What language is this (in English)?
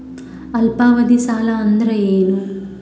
Kannada